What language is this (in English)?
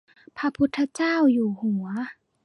Thai